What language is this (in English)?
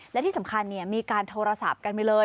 Thai